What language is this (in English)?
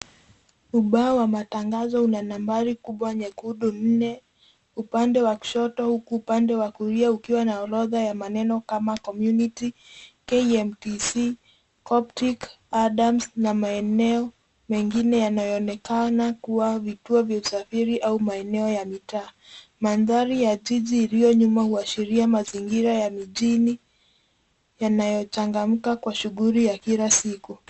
Swahili